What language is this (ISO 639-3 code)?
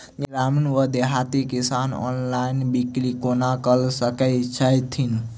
mai